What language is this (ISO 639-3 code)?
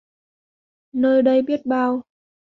vie